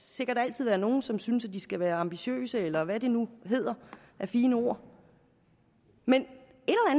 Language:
Danish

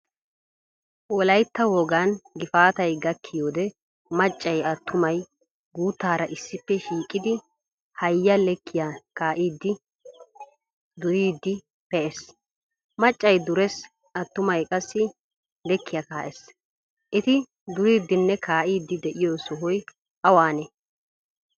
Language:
Wolaytta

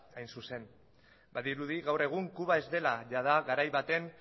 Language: Basque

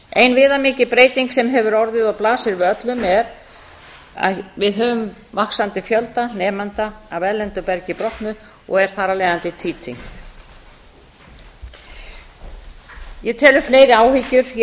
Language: Icelandic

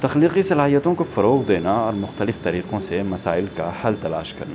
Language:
Urdu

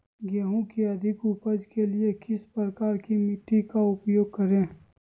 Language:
Magahi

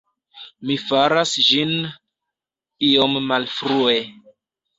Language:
Esperanto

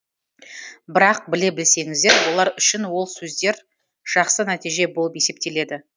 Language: Kazakh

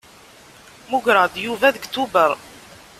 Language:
Kabyle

